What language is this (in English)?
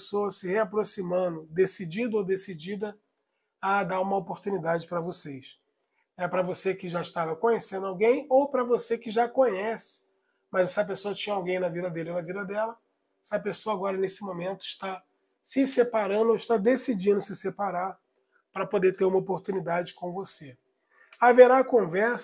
Portuguese